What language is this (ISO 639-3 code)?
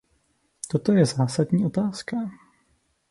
ces